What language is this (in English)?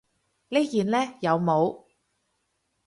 Cantonese